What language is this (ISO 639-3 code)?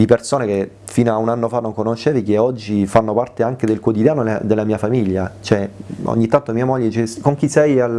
ita